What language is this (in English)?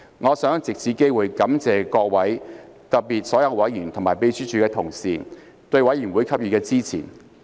Cantonese